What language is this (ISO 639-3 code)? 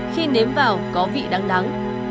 vie